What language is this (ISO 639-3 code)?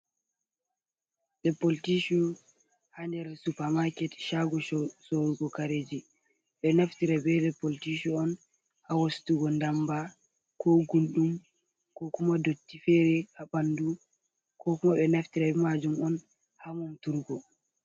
ful